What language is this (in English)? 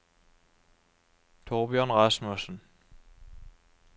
Norwegian